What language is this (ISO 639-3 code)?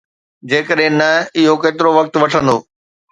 snd